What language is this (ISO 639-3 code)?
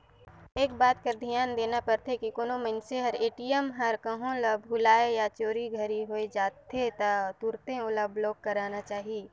hne